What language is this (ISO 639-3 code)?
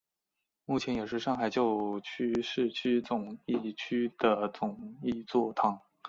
zho